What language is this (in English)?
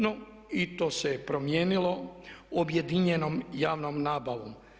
Croatian